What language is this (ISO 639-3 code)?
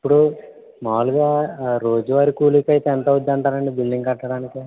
tel